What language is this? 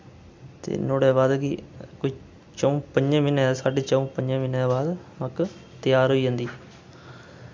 Dogri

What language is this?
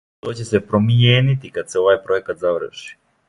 Serbian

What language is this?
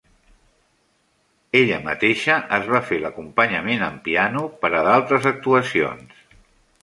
Catalan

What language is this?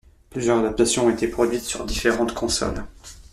French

